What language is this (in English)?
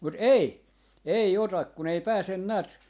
Finnish